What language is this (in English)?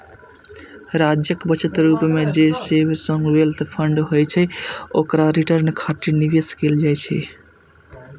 Maithili